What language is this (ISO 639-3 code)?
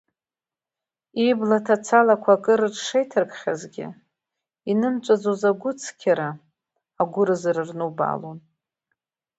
abk